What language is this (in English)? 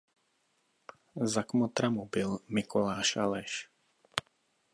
Czech